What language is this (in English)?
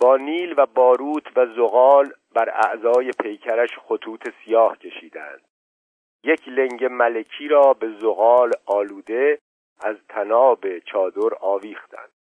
Persian